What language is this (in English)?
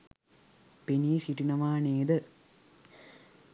Sinhala